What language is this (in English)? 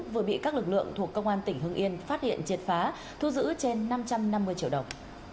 Vietnamese